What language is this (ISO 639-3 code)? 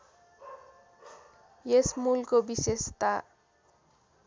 nep